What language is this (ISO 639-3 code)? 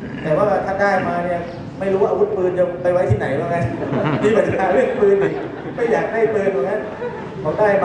tha